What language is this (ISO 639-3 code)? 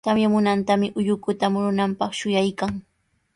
qws